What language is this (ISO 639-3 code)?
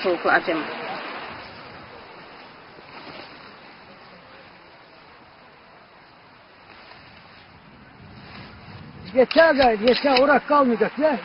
tur